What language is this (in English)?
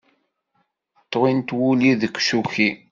Kabyle